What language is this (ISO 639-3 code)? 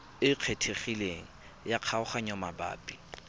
tsn